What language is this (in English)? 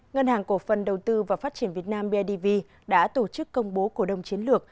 Vietnamese